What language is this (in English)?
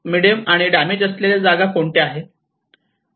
Marathi